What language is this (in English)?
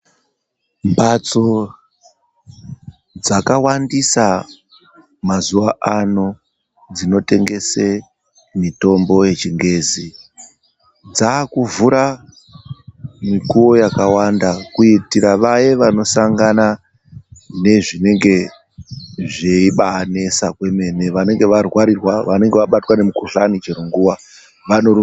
Ndau